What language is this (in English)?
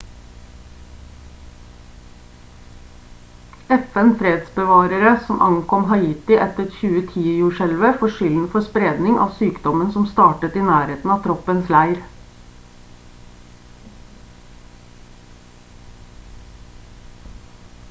Norwegian Bokmål